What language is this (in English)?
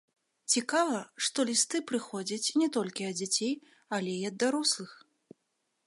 Belarusian